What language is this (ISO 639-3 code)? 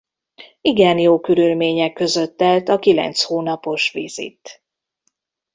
hun